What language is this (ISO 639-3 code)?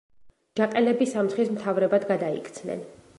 kat